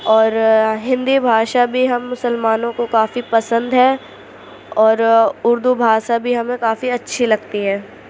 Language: Urdu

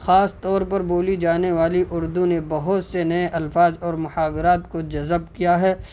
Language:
Urdu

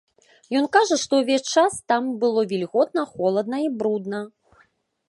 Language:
Belarusian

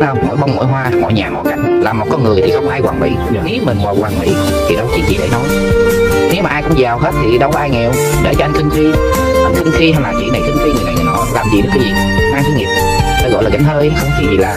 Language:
Vietnamese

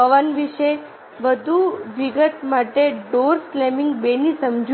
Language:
Gujarati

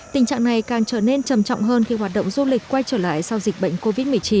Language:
Vietnamese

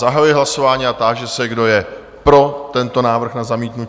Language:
Czech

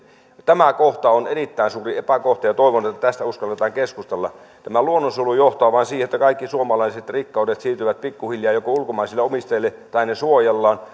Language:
Finnish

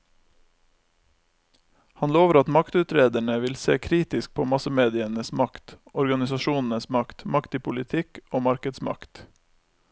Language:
Norwegian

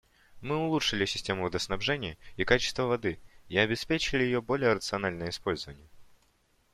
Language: Russian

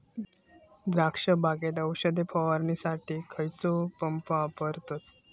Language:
Marathi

